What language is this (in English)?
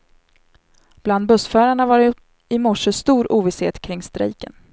Swedish